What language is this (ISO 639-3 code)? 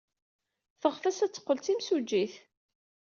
kab